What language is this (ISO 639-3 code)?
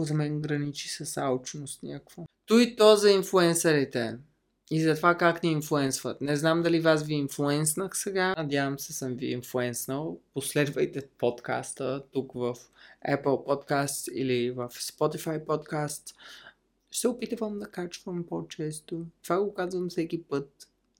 bul